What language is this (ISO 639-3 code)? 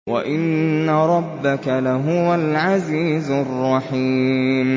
ara